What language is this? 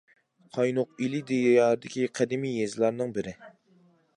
Uyghur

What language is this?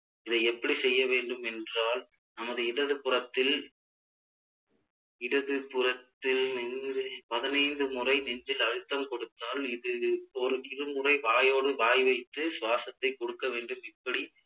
Tamil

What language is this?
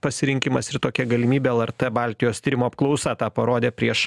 Lithuanian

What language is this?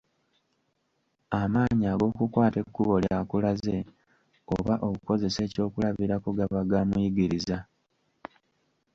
Ganda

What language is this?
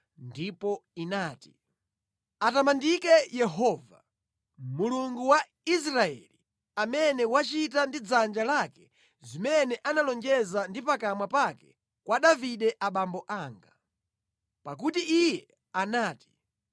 Nyanja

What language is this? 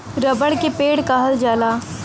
Bhojpuri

